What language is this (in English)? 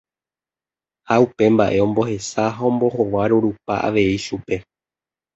Guarani